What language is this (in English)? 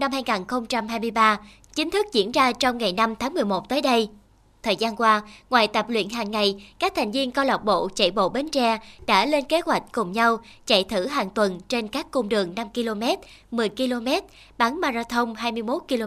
Vietnamese